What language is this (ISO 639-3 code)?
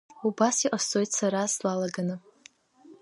abk